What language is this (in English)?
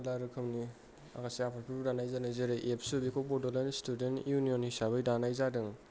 Bodo